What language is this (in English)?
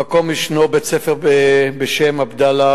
Hebrew